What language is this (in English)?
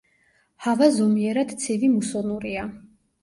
Georgian